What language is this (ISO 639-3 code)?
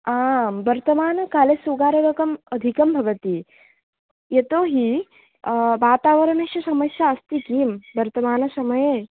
san